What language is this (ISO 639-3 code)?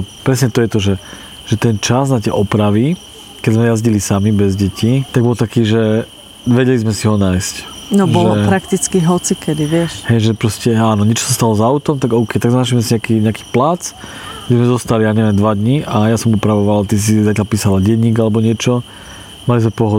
slk